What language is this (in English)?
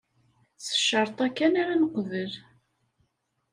Kabyle